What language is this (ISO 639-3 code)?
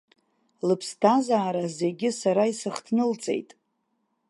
abk